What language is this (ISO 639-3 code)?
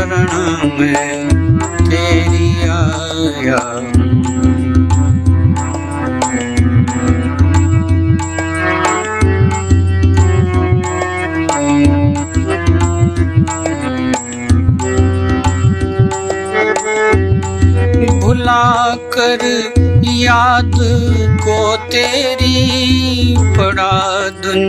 hin